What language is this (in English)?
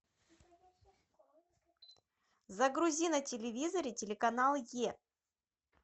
Russian